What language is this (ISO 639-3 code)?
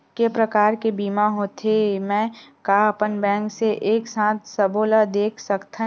hne